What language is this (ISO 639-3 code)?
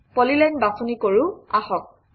asm